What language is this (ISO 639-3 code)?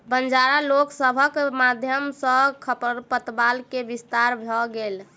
mai